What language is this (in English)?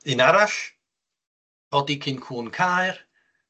Welsh